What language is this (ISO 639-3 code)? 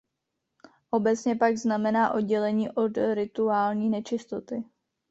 ces